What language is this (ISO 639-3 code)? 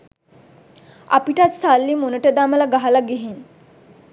sin